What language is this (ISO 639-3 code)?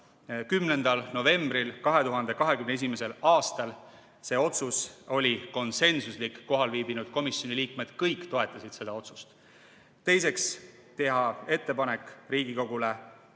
est